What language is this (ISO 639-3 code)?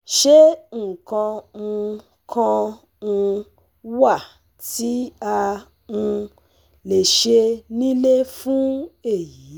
yor